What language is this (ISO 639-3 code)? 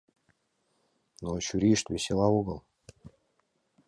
chm